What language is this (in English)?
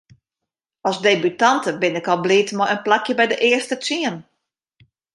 Western Frisian